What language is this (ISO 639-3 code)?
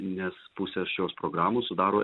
lit